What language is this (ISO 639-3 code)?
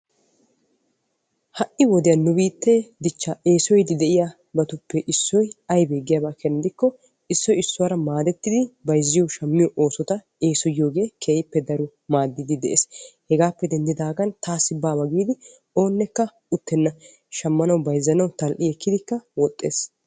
wal